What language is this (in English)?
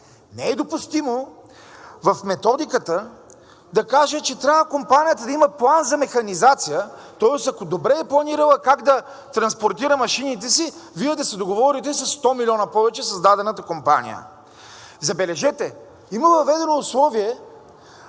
Bulgarian